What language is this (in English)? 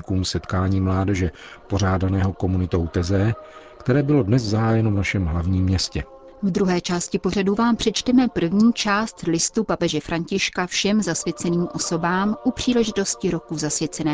Czech